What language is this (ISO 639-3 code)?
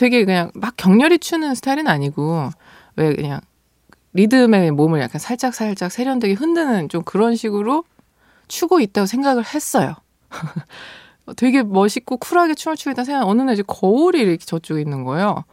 kor